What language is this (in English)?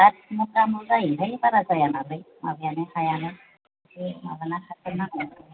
Bodo